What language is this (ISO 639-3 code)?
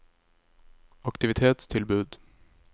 nor